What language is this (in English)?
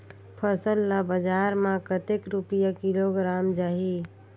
Chhattisgarhi